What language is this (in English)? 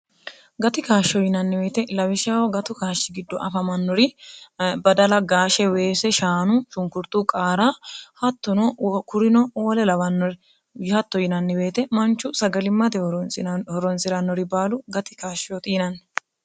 Sidamo